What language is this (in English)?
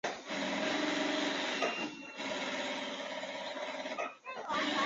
Chinese